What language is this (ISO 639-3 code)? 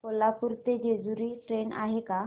mar